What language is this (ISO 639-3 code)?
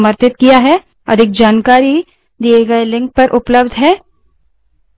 hin